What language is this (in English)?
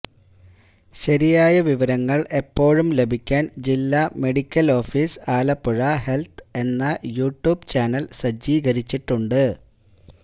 Malayalam